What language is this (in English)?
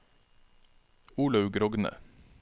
Norwegian